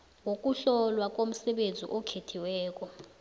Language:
South Ndebele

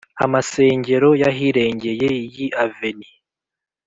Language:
Kinyarwanda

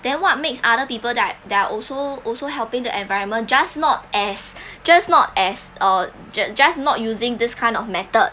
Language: English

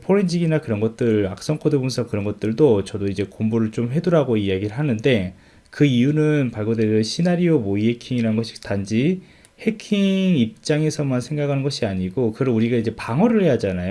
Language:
Korean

